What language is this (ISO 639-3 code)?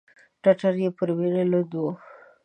pus